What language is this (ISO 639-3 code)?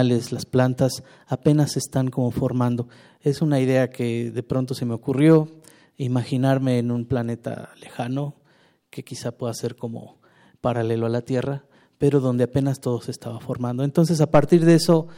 spa